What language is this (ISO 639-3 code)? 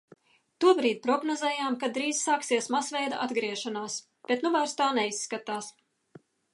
lav